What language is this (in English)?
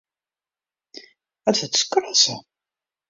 Western Frisian